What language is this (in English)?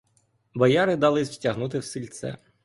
Ukrainian